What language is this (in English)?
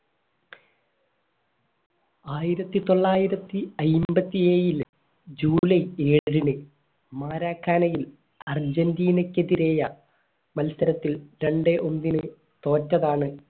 Malayalam